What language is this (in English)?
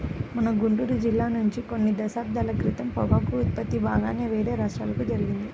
Telugu